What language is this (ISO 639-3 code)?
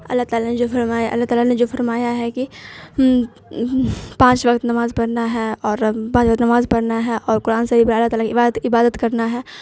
urd